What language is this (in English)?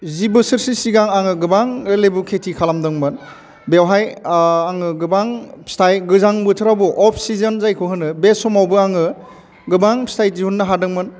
Bodo